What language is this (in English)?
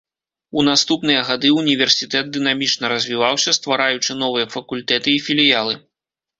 Belarusian